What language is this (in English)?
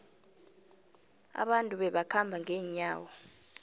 South Ndebele